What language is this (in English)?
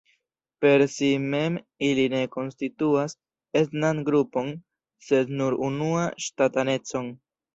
Esperanto